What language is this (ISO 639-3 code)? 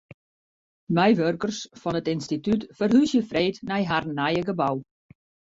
fry